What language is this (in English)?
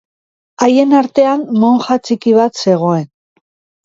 Basque